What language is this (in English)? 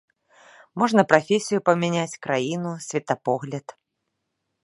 Belarusian